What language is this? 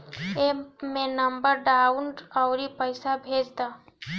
Bhojpuri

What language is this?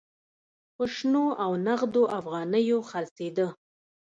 Pashto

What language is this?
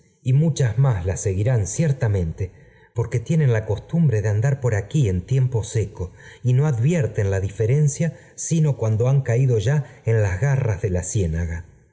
Spanish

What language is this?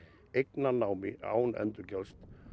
Icelandic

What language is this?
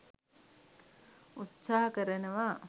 Sinhala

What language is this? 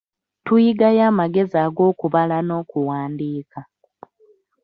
Ganda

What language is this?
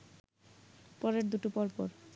Bangla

